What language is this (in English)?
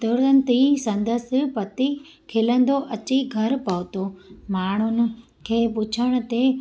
Sindhi